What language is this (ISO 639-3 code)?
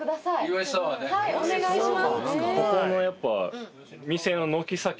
jpn